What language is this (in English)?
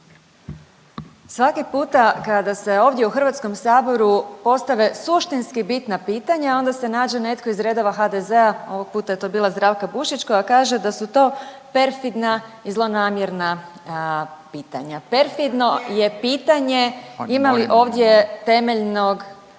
Croatian